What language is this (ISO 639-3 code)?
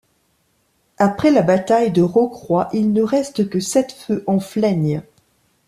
fra